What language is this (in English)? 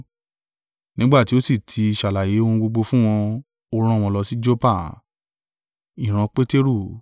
Yoruba